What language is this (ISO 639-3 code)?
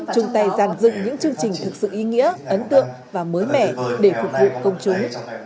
vie